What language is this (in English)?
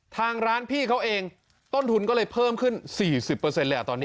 Thai